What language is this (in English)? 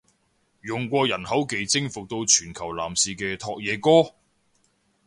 Cantonese